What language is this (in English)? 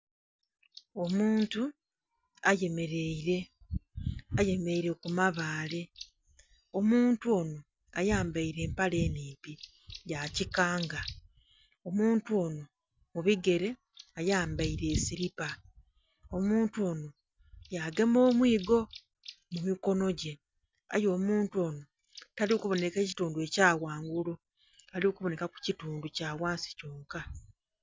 Soga